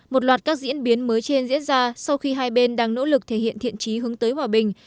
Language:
Vietnamese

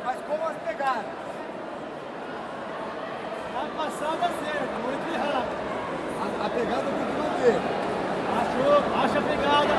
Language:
Portuguese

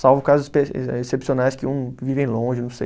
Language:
Portuguese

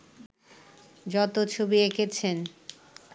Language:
Bangla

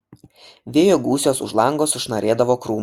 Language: Lithuanian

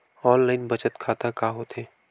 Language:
Chhattisgarhi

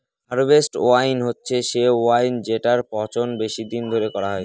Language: Bangla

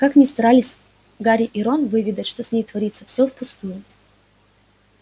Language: Russian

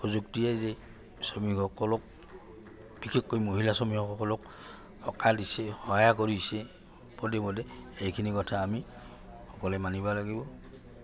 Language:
Assamese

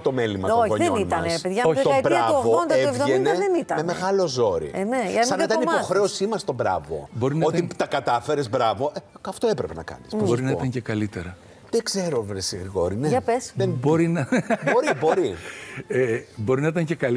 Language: Greek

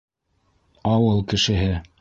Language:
Bashkir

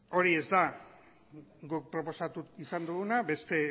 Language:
Basque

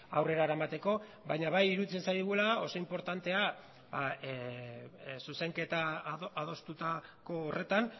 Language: Basque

